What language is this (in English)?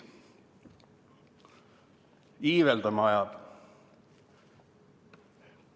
Estonian